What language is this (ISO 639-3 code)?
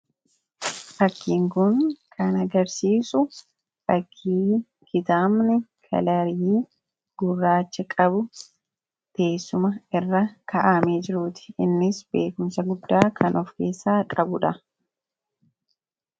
orm